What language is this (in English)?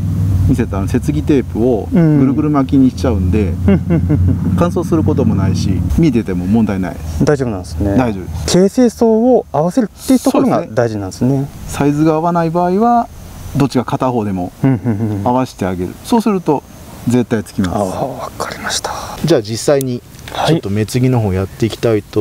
Japanese